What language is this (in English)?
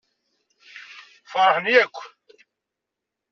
Kabyle